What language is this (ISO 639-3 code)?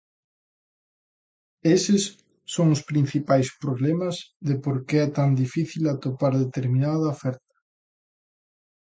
glg